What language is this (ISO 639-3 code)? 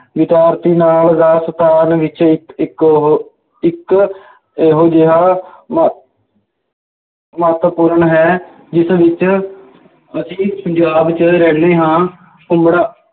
pan